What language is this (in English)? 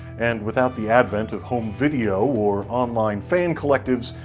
English